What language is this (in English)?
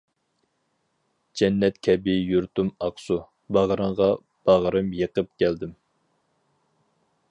Uyghur